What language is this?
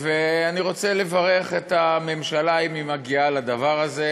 Hebrew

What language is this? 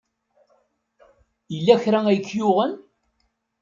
Kabyle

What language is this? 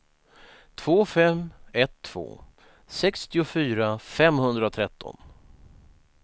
Swedish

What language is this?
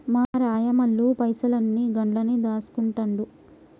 Telugu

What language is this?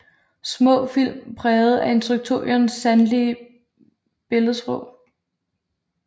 Danish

